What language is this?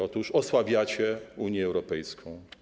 Polish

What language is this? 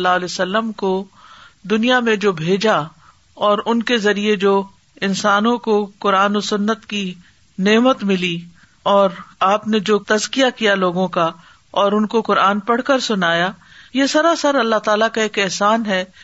Urdu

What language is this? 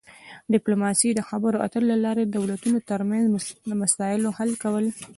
Pashto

